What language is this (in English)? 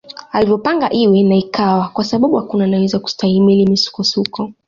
Swahili